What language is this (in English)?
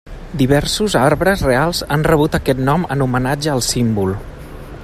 Catalan